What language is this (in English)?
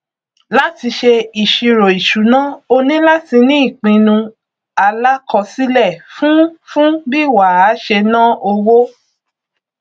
Yoruba